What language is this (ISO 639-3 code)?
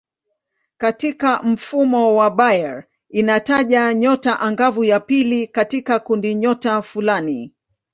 swa